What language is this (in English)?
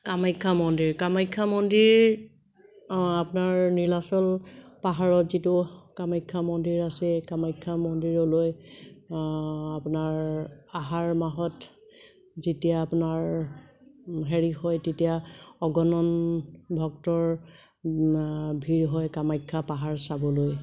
Assamese